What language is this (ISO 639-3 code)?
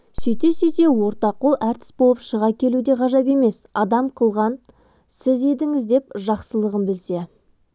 kaz